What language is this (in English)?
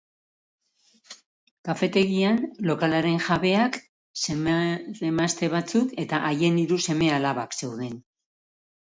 Basque